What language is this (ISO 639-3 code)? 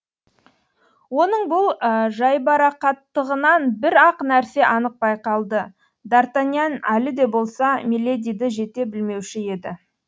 kaz